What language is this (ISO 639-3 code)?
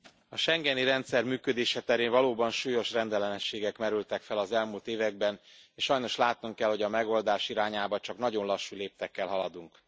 hun